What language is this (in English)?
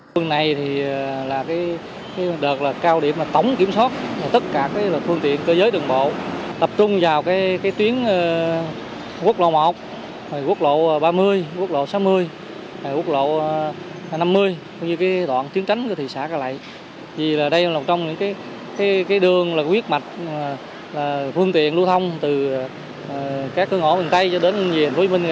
Vietnamese